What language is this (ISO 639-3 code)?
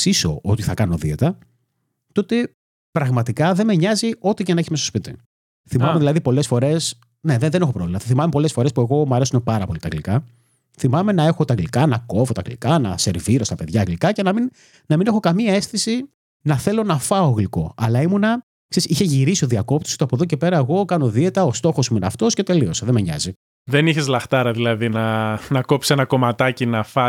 ell